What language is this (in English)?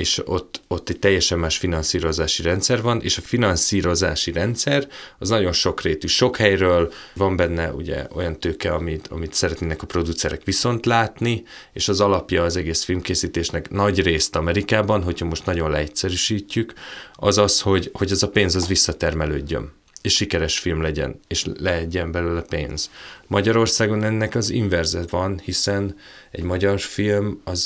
Hungarian